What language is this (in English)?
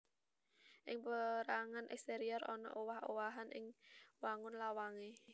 Javanese